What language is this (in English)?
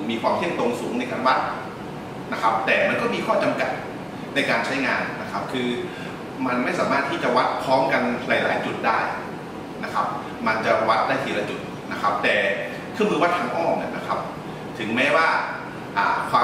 Thai